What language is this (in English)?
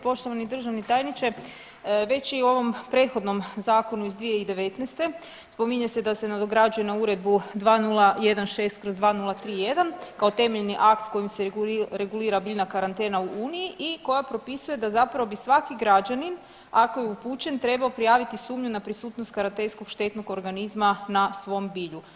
Croatian